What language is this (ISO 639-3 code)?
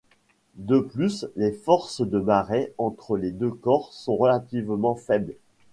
fra